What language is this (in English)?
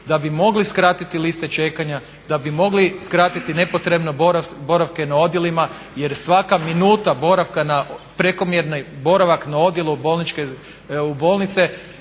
Croatian